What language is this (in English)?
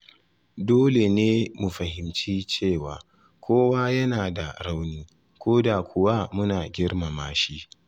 Hausa